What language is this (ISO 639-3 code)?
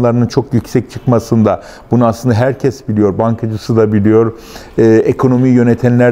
tur